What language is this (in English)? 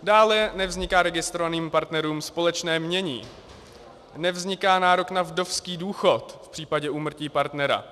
Czech